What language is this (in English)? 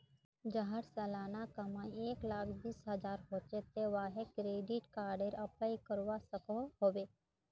Magahi